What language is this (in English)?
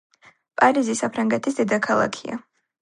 Georgian